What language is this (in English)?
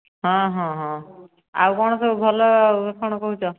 Odia